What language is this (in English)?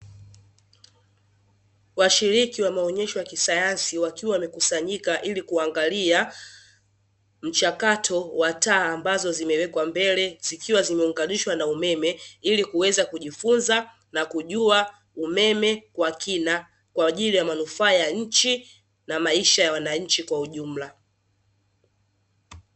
Swahili